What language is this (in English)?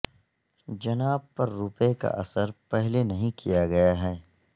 Urdu